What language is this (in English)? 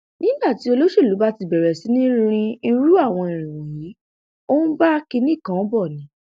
Yoruba